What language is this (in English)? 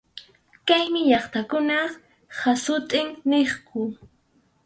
Arequipa-La Unión Quechua